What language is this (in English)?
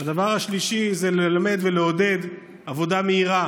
Hebrew